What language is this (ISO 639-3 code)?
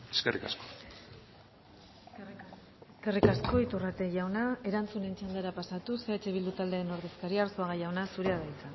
eus